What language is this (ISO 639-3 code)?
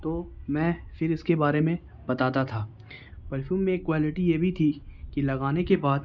urd